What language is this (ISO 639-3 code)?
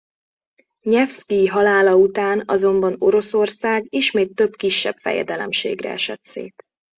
hun